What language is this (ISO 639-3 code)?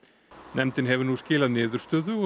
isl